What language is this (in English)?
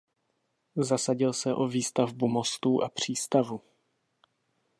Czech